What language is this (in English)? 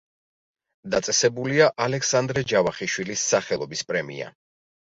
Georgian